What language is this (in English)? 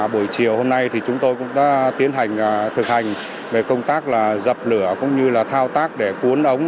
Vietnamese